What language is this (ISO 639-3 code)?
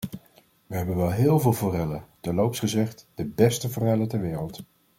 nld